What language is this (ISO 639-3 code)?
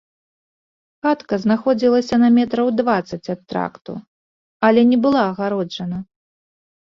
bel